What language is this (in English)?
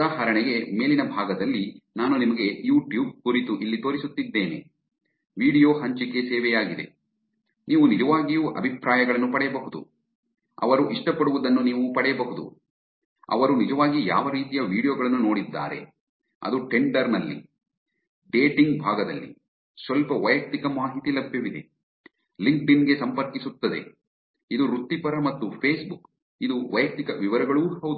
Kannada